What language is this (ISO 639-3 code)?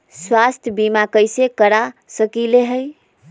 mag